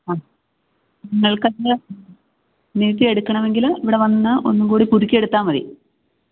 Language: Malayalam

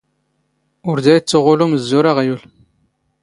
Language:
Standard Moroccan Tamazight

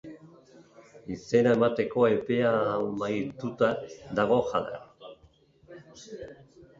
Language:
Basque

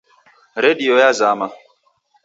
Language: Taita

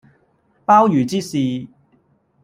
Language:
Cantonese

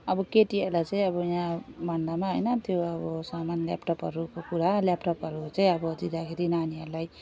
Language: Nepali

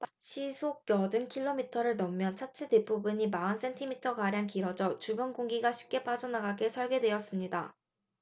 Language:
Korean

